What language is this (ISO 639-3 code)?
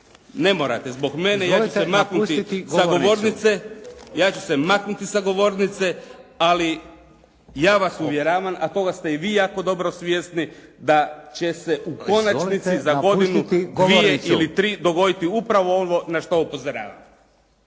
hrv